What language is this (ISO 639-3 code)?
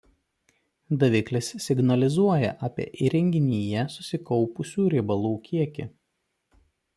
lit